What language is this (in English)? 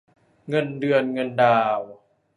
Thai